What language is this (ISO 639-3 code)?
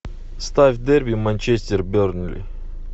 rus